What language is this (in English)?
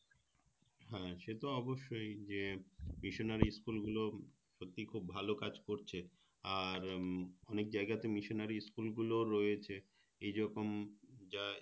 Bangla